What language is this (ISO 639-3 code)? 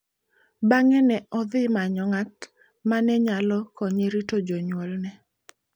luo